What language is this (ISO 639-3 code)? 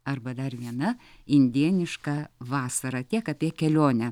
lit